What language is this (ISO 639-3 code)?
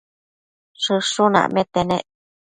mcf